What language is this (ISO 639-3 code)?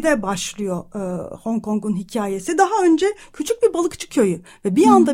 tur